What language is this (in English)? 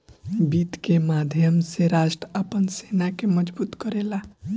Bhojpuri